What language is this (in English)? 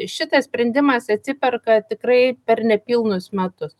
Lithuanian